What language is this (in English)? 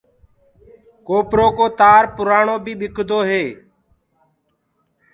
Gurgula